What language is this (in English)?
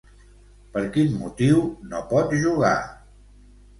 Catalan